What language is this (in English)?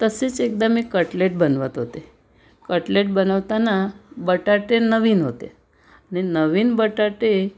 Marathi